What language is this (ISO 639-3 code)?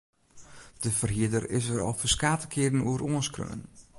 fry